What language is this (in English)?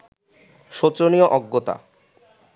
Bangla